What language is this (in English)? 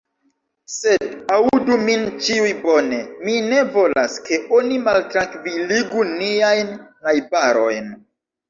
Esperanto